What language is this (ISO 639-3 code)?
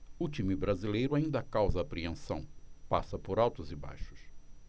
por